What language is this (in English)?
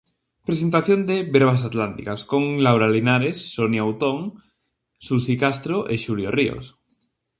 Galician